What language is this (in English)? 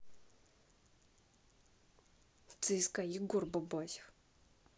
Russian